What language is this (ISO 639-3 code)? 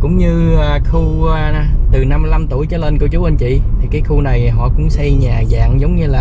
vie